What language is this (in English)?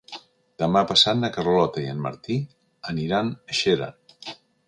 Catalan